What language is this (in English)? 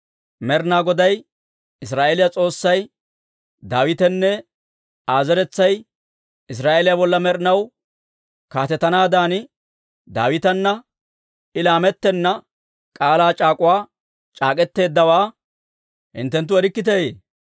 Dawro